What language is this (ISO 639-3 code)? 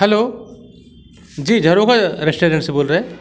hin